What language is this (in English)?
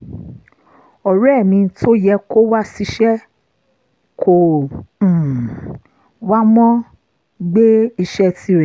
Yoruba